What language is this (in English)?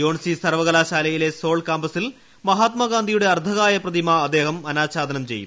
Malayalam